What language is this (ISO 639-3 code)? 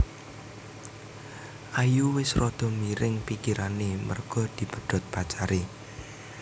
jav